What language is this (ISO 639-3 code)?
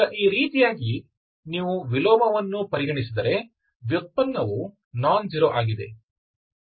kan